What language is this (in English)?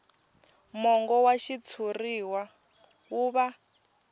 Tsonga